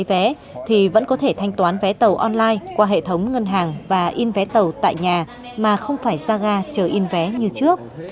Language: Vietnamese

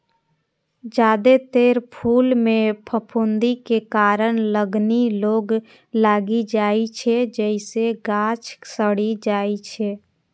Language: Maithili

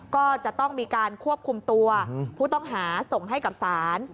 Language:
Thai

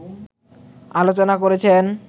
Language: Bangla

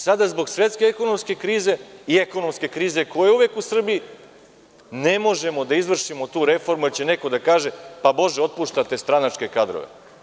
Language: Serbian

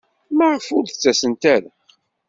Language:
Kabyle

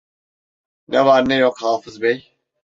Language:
Turkish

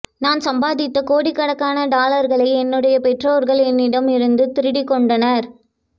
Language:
Tamil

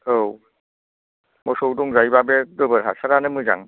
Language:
Bodo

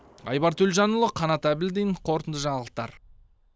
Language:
Kazakh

